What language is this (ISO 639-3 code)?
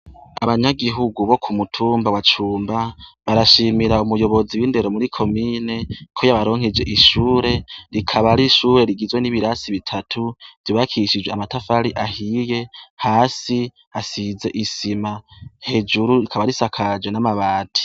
run